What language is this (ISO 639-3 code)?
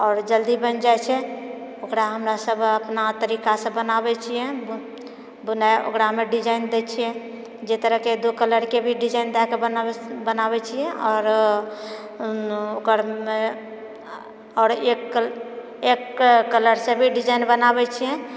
mai